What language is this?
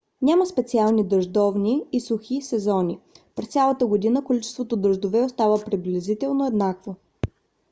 Bulgarian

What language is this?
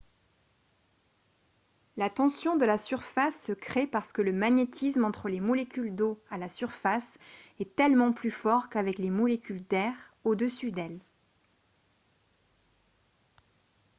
French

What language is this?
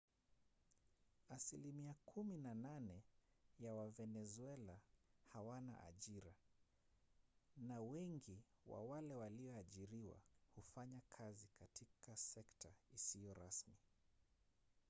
Swahili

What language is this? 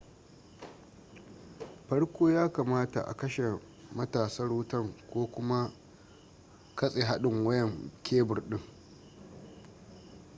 Hausa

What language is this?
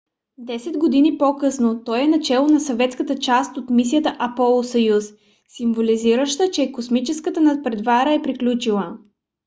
Bulgarian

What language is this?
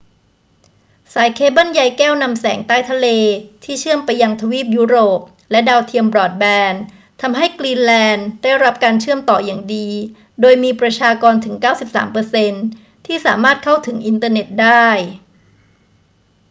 Thai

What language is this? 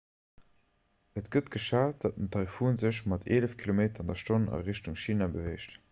Luxembourgish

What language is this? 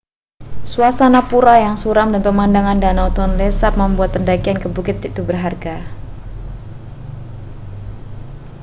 Indonesian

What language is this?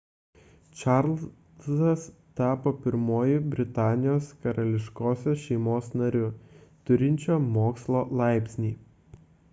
Lithuanian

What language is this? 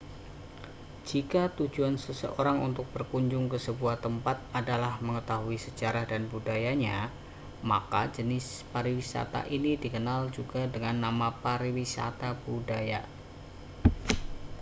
Indonesian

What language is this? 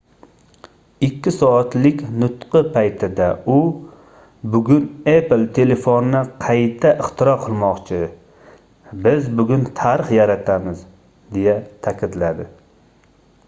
Uzbek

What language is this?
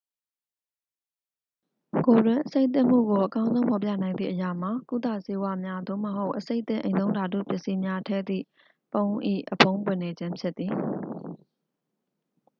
Burmese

